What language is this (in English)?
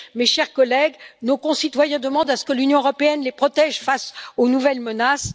French